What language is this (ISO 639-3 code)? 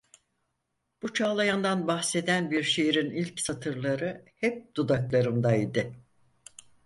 tur